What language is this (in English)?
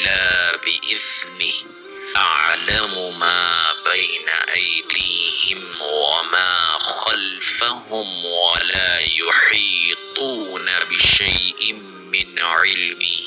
Arabic